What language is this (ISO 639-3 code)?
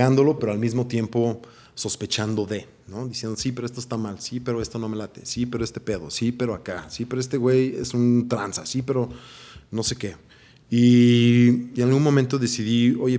spa